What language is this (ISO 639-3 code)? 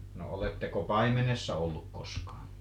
fin